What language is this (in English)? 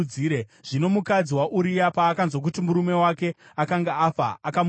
Shona